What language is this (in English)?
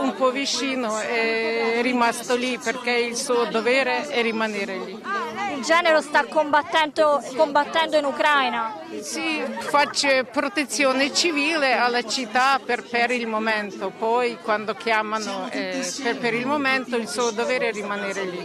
Italian